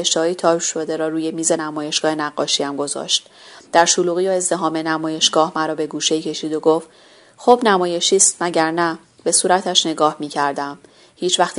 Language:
Persian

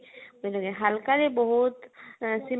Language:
Odia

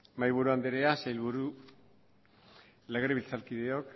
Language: Basque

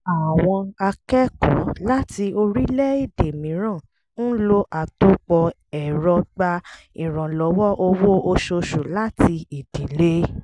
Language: Yoruba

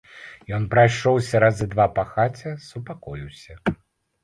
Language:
Belarusian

